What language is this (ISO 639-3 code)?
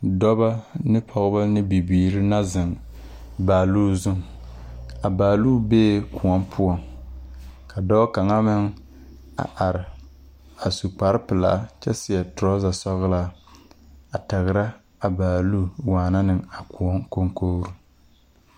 dga